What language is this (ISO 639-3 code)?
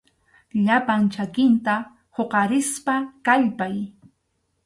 qxu